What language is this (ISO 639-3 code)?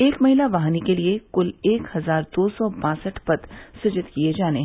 hin